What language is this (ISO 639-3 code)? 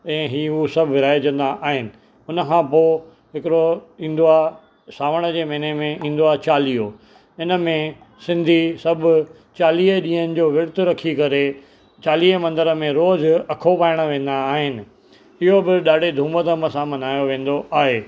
snd